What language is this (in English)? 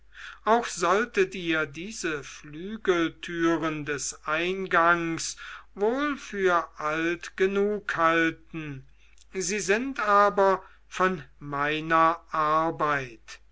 German